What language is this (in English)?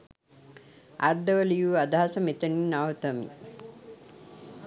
Sinhala